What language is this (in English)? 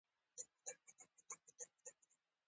Pashto